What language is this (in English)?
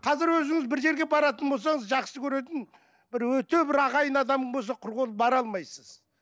Kazakh